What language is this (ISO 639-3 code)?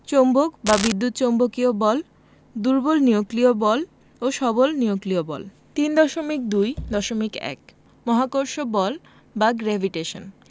ben